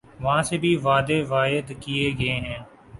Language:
Urdu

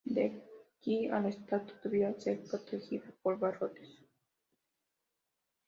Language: Spanish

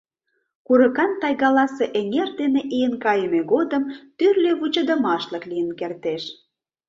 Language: Mari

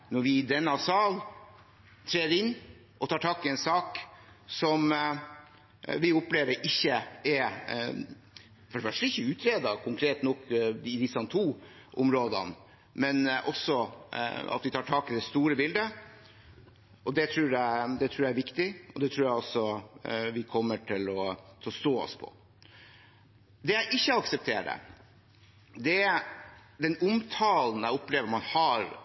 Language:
Norwegian Bokmål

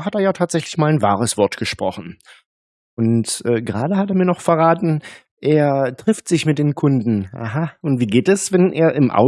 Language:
German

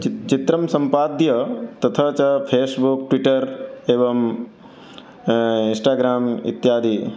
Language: Sanskrit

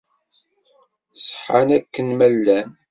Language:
Kabyle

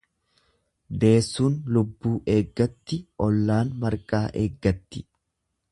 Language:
Oromo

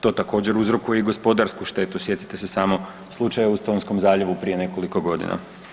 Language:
Croatian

